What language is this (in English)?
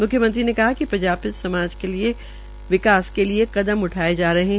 Hindi